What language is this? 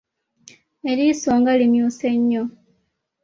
Ganda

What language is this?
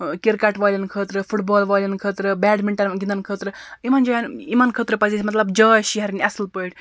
Kashmiri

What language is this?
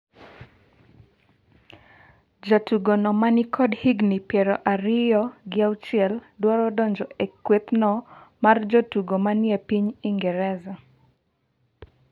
Luo (Kenya and Tanzania)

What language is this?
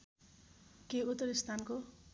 Nepali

